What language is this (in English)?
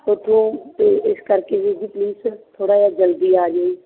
Punjabi